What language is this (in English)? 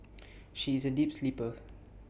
English